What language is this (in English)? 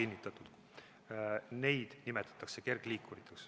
Estonian